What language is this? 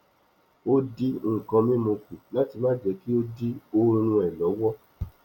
Yoruba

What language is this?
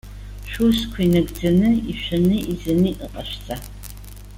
Abkhazian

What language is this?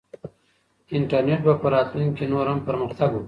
Pashto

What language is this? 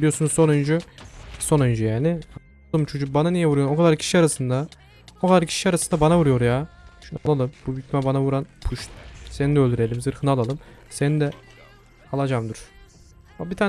Turkish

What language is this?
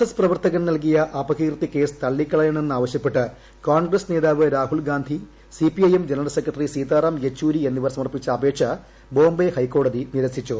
Malayalam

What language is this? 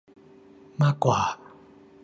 Thai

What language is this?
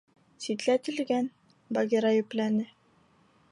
Bashkir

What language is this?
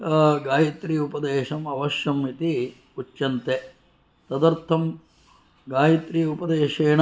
Sanskrit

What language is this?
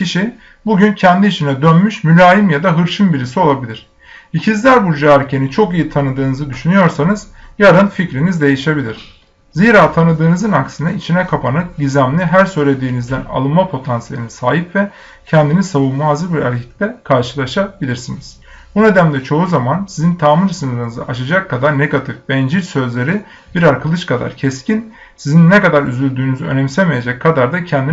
Turkish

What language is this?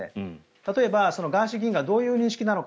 Japanese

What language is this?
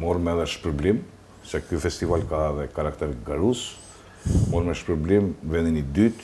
Romanian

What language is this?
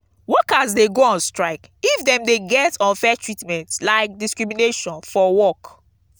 Nigerian Pidgin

